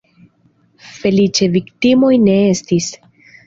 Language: Esperanto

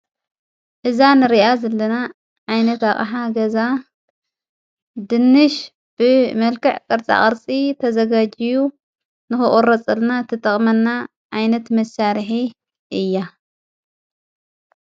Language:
Tigrinya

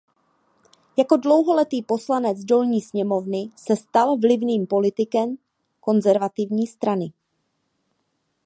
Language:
Czech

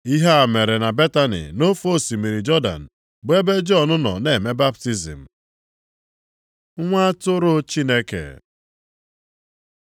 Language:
Igbo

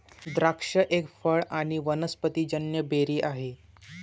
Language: Marathi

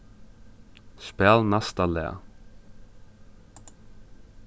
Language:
Faroese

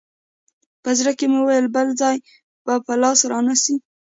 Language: Pashto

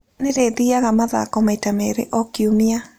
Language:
Kikuyu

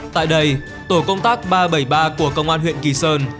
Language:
Vietnamese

